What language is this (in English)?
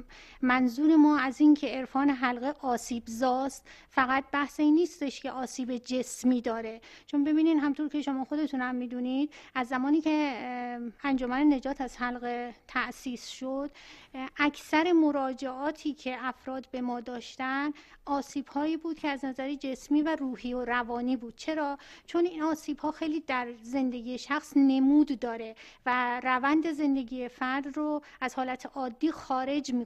Persian